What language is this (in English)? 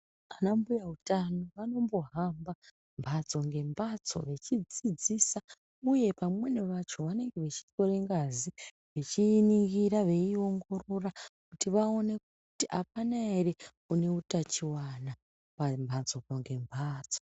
Ndau